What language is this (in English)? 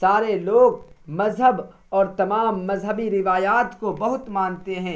Urdu